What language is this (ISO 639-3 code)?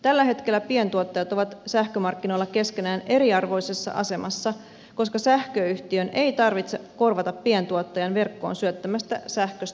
fin